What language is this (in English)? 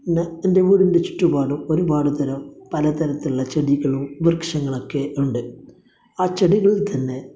Malayalam